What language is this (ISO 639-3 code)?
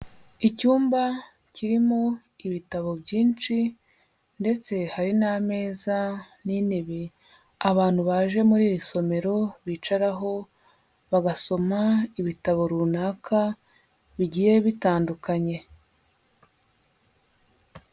kin